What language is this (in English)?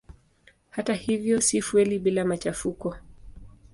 Swahili